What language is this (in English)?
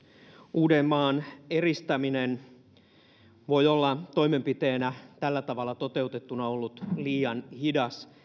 Finnish